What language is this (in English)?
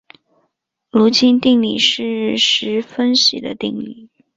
Chinese